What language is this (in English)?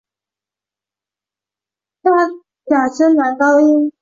Chinese